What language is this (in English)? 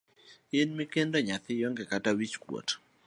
Luo (Kenya and Tanzania)